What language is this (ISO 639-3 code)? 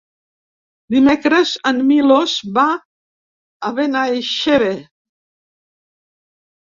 cat